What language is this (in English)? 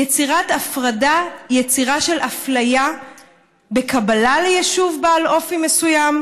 Hebrew